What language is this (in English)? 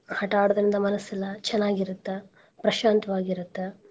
Kannada